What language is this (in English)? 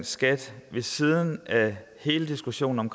Danish